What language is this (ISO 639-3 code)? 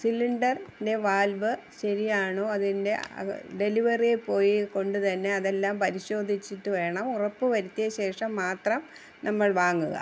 mal